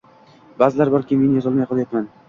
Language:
Uzbek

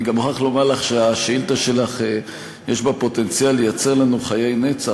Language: Hebrew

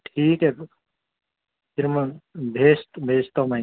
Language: Urdu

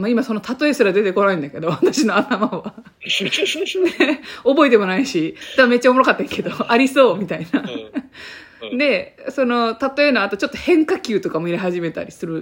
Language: Japanese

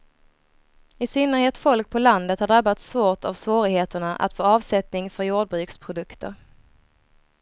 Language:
Swedish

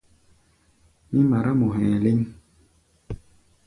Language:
Gbaya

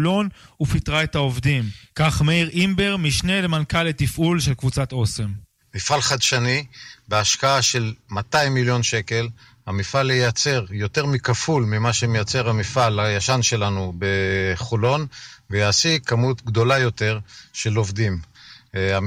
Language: Hebrew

